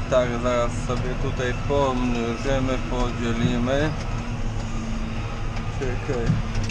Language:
Polish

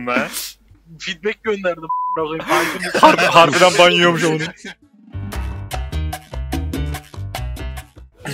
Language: Turkish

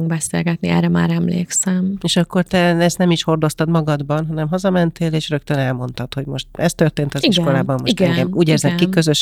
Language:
Hungarian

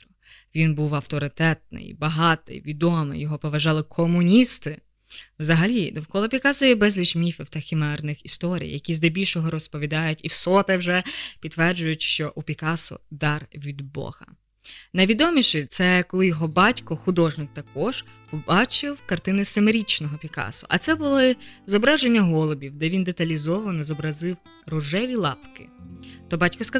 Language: Ukrainian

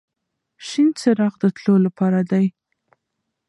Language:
Pashto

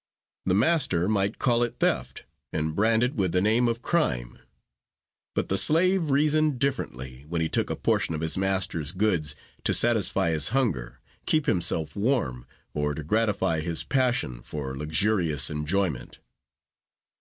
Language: English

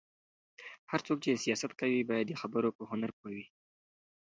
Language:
Pashto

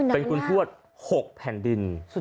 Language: Thai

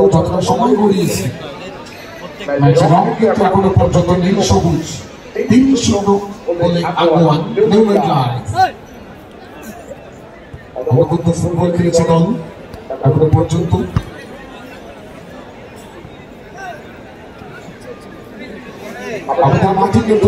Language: Arabic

